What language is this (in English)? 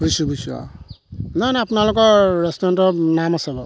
Assamese